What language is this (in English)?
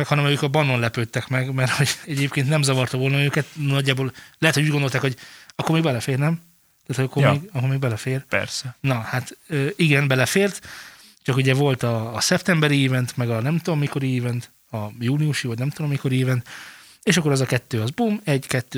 Hungarian